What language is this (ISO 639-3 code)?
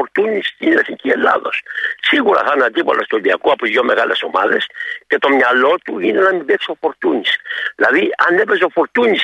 ell